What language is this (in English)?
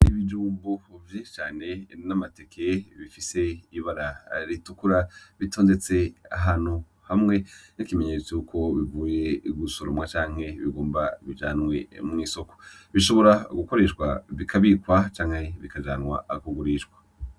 Rundi